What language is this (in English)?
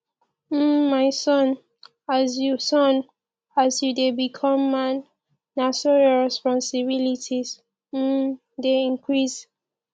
Nigerian Pidgin